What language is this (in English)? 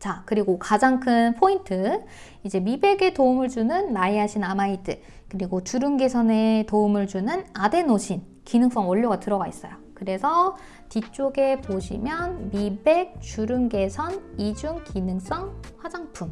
Korean